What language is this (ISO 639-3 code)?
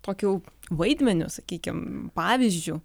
lit